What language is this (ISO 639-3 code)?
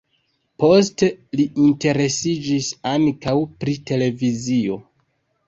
epo